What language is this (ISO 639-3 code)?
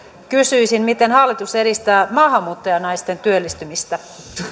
fin